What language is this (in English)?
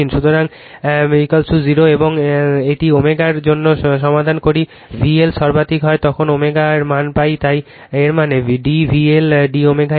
Bangla